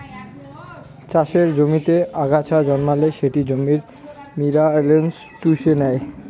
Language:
Bangla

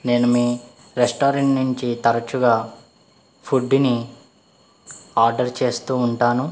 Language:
Telugu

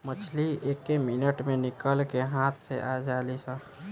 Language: Bhojpuri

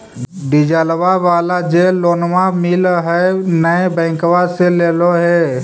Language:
Magahi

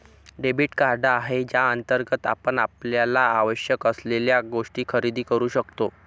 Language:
Marathi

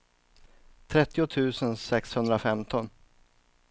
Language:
Swedish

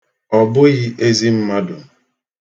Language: Igbo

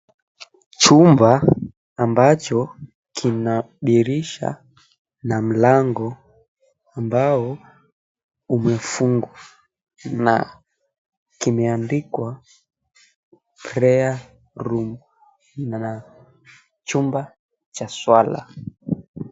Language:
Swahili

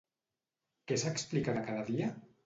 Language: Catalan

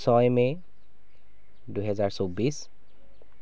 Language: Assamese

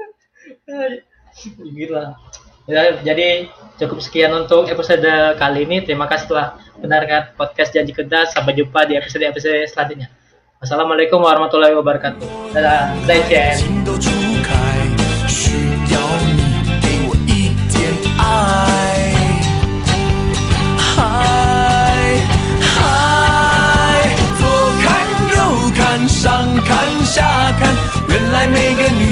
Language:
Indonesian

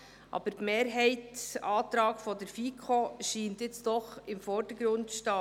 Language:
Swiss German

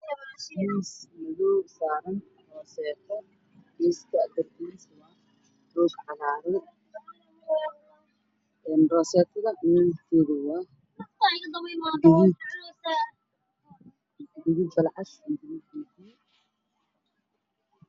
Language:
Somali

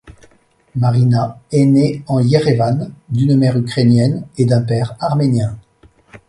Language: French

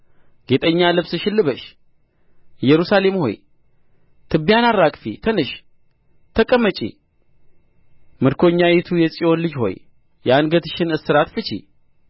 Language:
Amharic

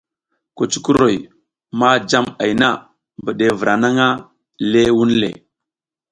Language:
South Giziga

